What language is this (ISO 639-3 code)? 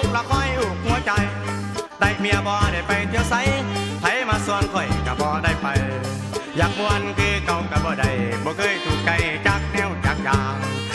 tha